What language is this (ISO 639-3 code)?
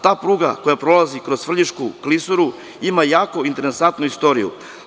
srp